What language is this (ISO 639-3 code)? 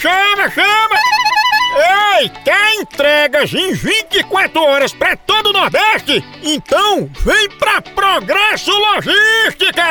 por